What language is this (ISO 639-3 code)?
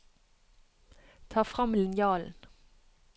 nor